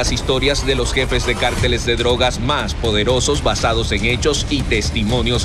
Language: Spanish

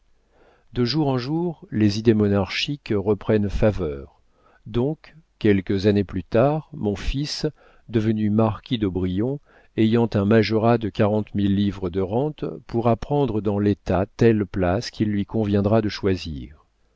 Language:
French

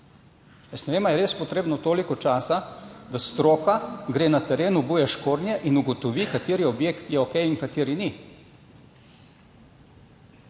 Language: Slovenian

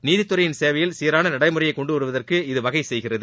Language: Tamil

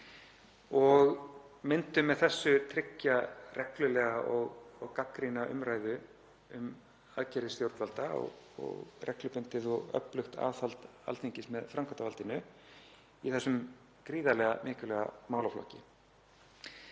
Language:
Icelandic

